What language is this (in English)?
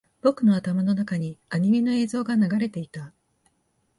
Japanese